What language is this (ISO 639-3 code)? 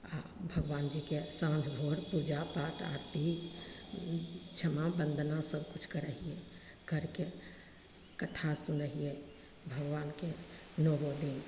mai